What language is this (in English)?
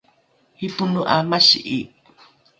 Rukai